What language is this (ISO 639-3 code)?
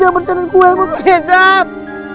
ind